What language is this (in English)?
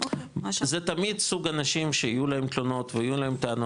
Hebrew